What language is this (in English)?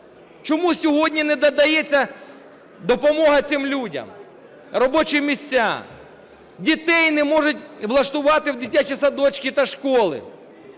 Ukrainian